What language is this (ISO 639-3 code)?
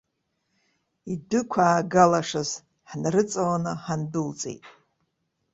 abk